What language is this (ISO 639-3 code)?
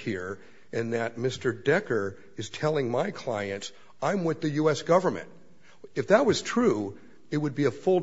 eng